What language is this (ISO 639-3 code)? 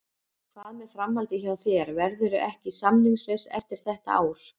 isl